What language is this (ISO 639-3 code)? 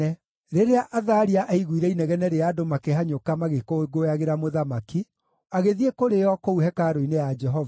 kik